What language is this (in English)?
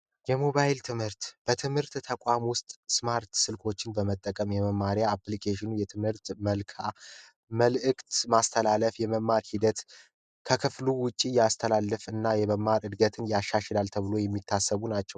Amharic